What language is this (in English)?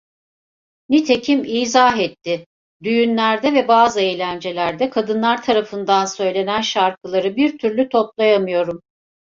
Turkish